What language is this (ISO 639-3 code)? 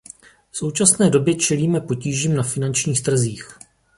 ces